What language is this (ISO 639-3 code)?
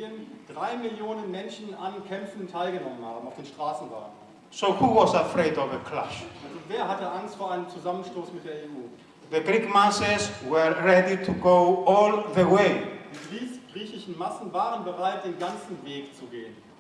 deu